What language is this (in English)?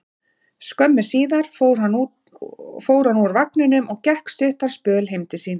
Icelandic